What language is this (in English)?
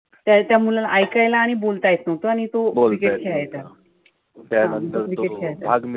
Marathi